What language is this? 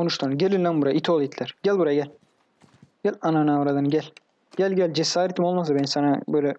Turkish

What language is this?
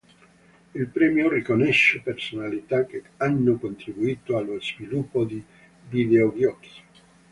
Italian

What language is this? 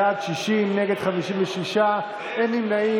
Hebrew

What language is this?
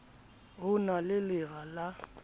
Southern Sotho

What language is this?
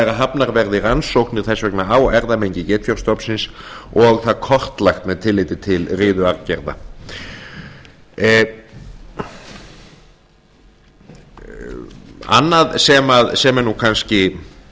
Icelandic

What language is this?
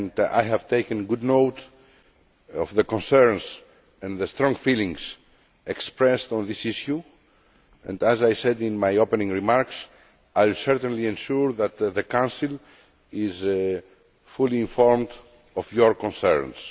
English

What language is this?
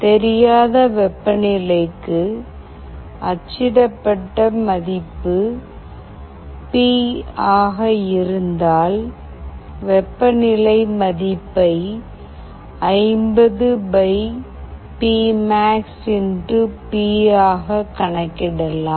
Tamil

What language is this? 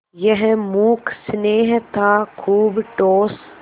Hindi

